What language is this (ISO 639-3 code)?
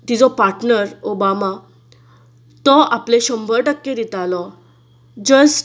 kok